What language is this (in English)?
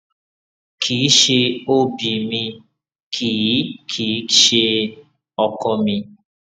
Yoruba